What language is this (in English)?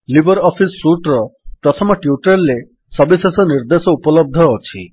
Odia